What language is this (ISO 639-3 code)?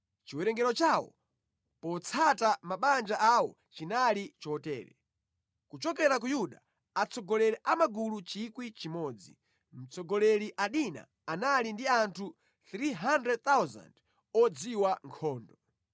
nya